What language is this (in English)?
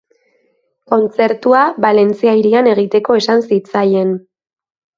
Basque